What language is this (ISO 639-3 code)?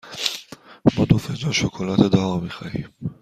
fas